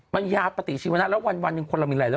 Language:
Thai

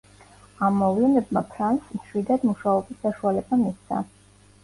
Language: Georgian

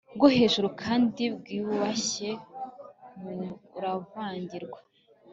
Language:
Kinyarwanda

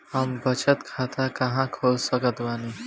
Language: Bhojpuri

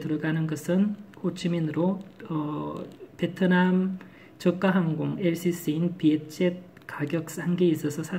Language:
Korean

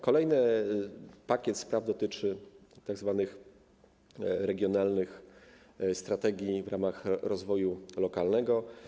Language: Polish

